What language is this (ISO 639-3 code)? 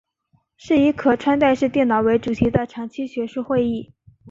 zho